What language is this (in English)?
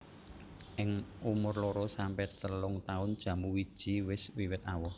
Javanese